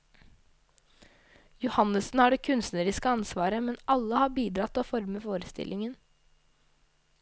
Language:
Norwegian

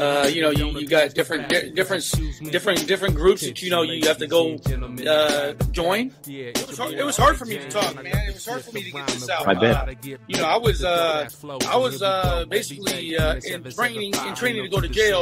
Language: English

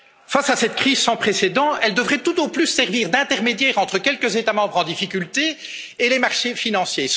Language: French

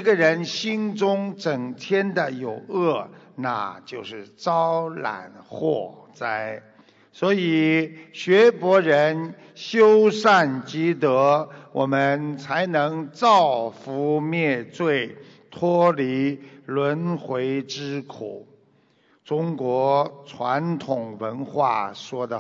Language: Chinese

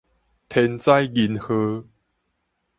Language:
Min Nan Chinese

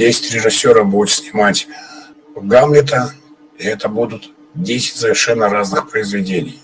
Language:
Russian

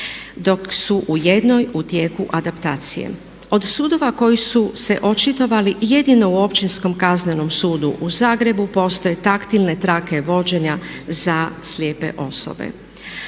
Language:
Croatian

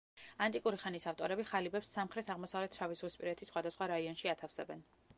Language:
Georgian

